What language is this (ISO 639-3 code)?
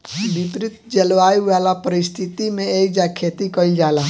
bho